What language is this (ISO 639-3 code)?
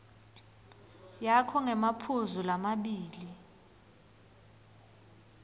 ssw